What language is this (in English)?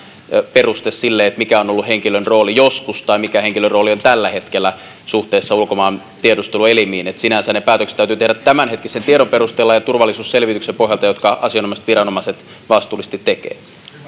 Finnish